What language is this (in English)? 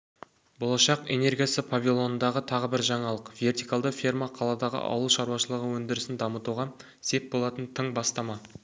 Kazakh